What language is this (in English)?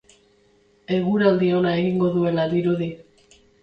Basque